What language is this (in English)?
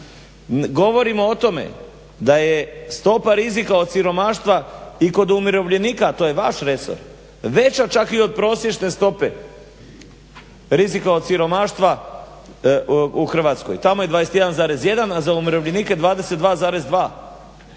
Croatian